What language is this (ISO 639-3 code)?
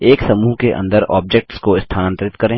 hin